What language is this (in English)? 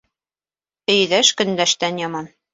Bashkir